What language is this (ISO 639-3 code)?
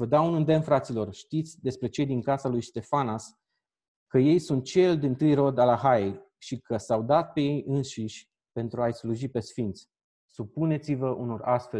ron